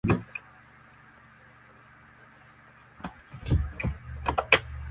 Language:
Swahili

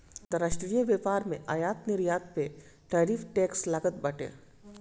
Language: Bhojpuri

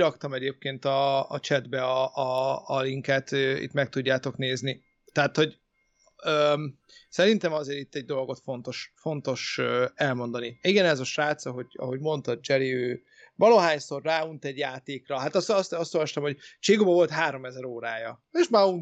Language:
Hungarian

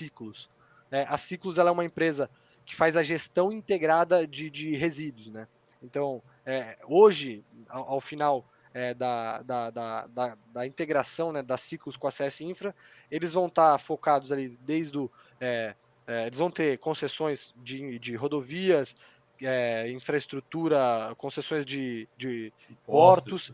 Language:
Portuguese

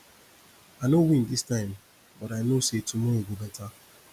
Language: Nigerian Pidgin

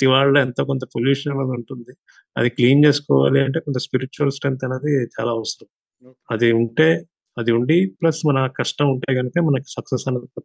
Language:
Telugu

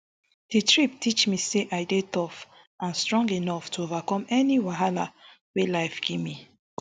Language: Nigerian Pidgin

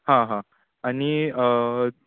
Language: Konkani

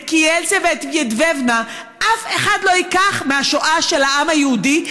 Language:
Hebrew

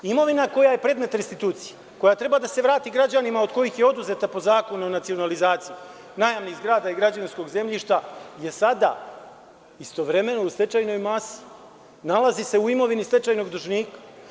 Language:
Serbian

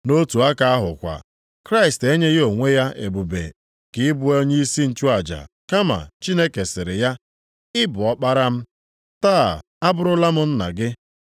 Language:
Igbo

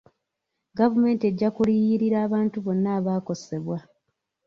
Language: Ganda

